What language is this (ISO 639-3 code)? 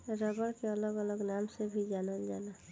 bho